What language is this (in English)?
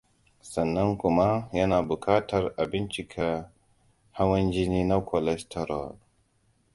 Hausa